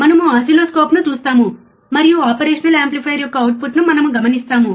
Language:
Telugu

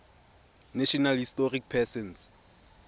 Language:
Tswana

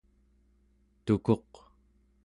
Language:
Central Yupik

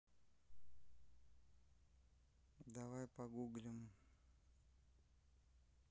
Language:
Russian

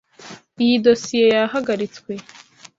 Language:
Kinyarwanda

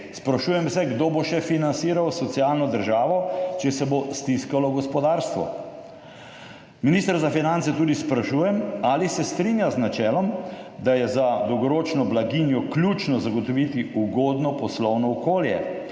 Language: Slovenian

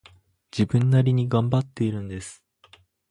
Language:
Japanese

